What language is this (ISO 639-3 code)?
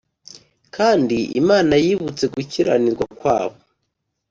kin